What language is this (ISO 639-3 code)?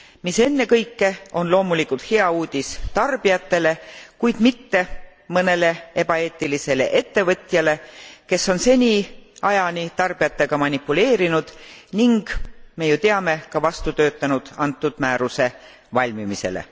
est